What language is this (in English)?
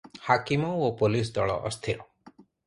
Odia